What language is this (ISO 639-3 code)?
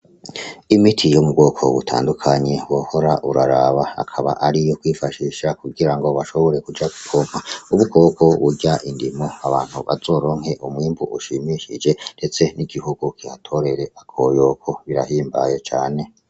run